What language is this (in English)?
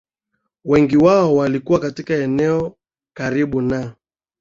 Swahili